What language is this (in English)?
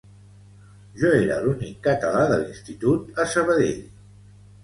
Catalan